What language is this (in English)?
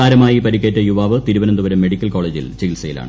Malayalam